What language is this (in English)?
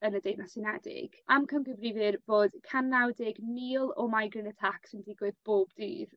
Welsh